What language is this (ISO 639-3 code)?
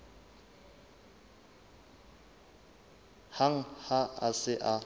sot